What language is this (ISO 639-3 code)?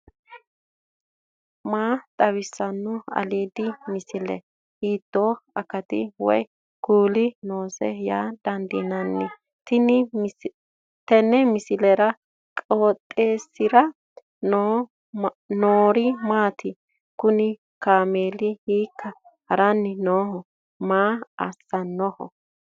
sid